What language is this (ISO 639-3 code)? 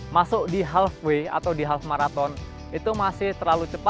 ind